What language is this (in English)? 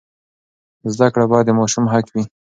Pashto